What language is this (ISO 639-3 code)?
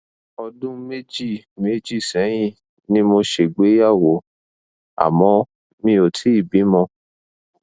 yor